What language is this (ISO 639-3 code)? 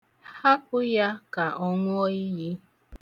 ibo